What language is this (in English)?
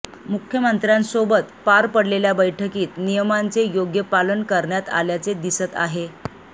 Marathi